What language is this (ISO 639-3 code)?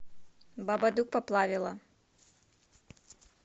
rus